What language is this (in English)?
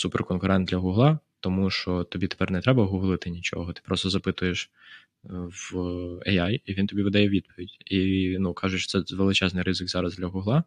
Ukrainian